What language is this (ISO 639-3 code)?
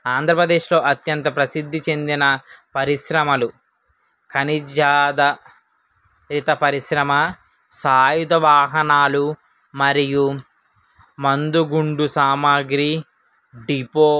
tel